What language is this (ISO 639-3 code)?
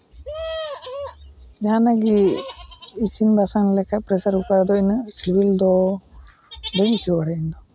sat